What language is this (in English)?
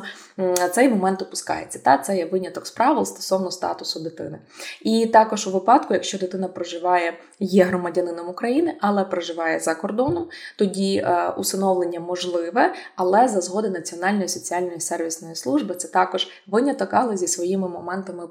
Ukrainian